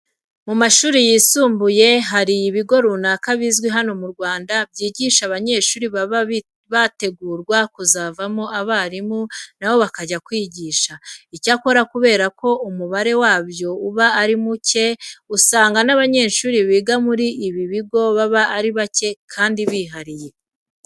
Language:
Kinyarwanda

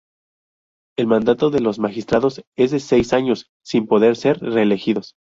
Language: Spanish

